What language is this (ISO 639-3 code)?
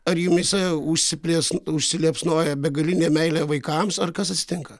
lit